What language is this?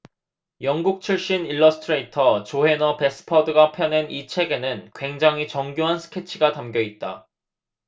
Korean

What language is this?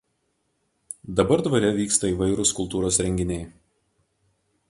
Lithuanian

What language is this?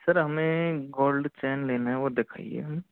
Hindi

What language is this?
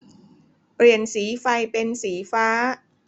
Thai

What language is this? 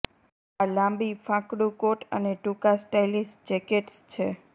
Gujarati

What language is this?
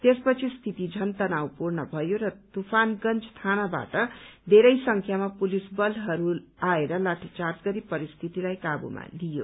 Nepali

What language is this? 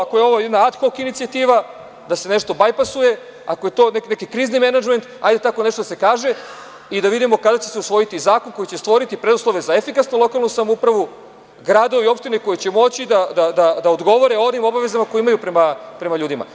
Serbian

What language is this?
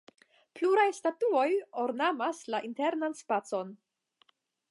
Esperanto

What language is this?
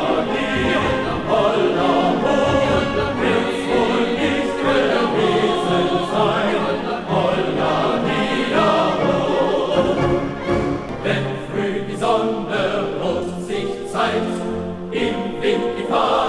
Dutch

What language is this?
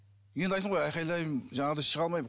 Kazakh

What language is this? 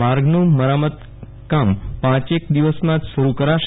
Gujarati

